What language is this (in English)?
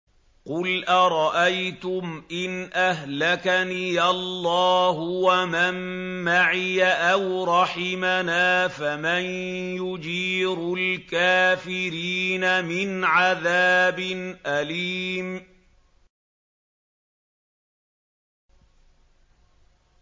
Arabic